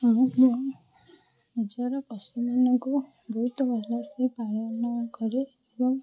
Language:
Odia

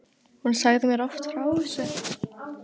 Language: Icelandic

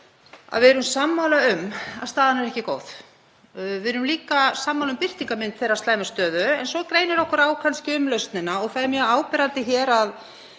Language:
Icelandic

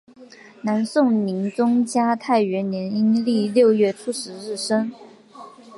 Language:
Chinese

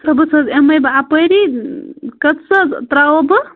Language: Kashmiri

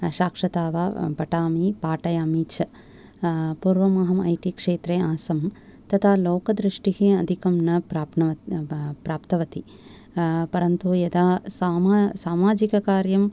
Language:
Sanskrit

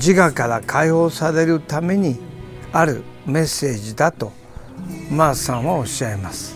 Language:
Japanese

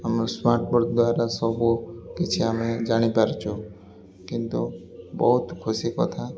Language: Odia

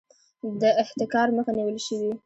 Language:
Pashto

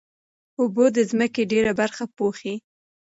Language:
Pashto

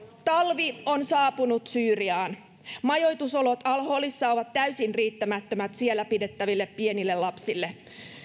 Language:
Finnish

